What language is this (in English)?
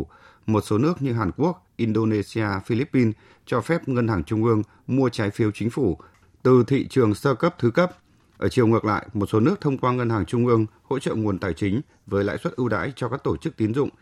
Vietnamese